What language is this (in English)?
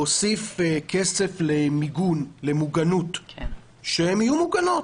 Hebrew